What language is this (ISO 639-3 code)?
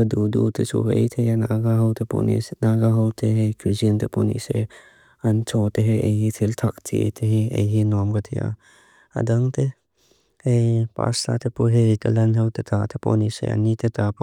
lus